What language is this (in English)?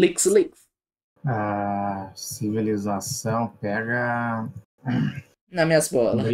Portuguese